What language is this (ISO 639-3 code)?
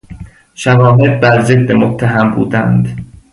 fas